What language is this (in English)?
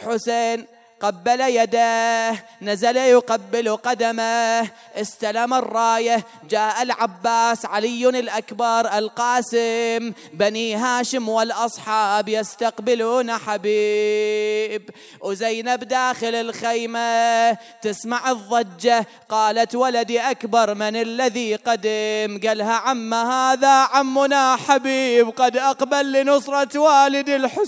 Arabic